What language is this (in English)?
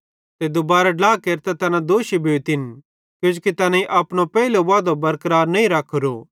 Bhadrawahi